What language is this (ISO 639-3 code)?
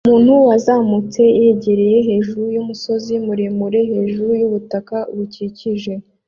kin